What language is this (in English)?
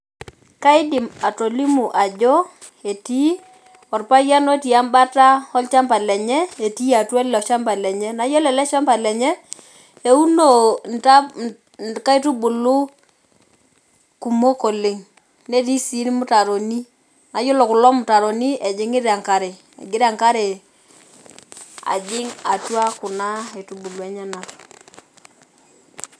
Masai